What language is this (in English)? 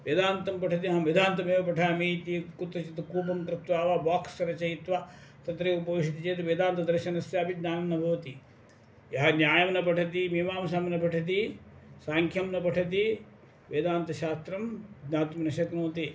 Sanskrit